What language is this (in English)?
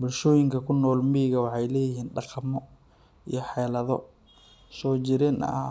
Somali